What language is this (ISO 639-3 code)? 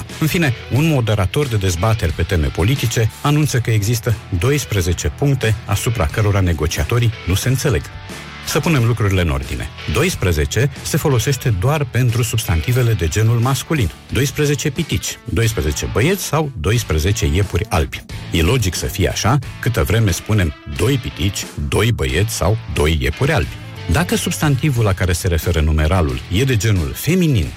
ron